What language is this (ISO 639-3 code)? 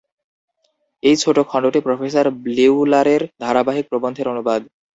ben